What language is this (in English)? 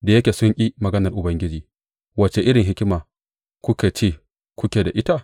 Hausa